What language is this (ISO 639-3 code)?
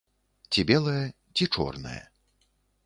bel